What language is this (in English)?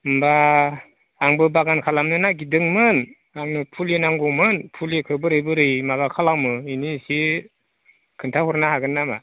Bodo